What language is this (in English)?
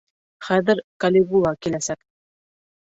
Bashkir